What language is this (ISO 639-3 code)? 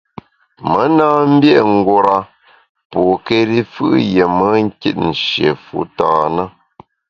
bax